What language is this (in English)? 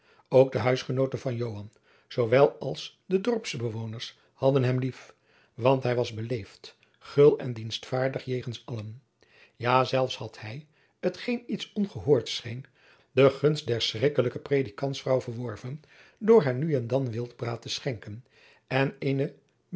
Dutch